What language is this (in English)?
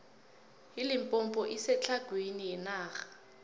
South Ndebele